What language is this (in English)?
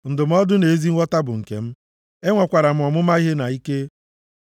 Igbo